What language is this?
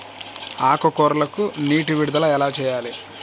Telugu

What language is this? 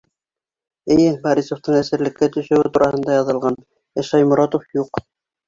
Bashkir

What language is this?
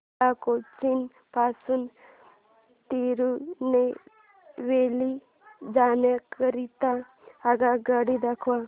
Marathi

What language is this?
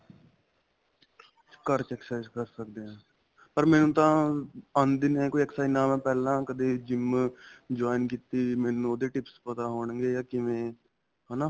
Punjabi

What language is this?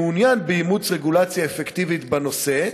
Hebrew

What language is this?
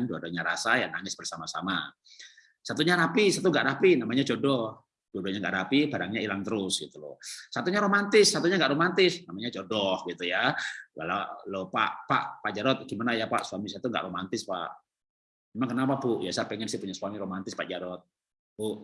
Indonesian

